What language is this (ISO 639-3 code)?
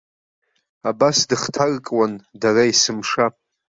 abk